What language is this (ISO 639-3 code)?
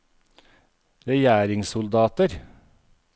nor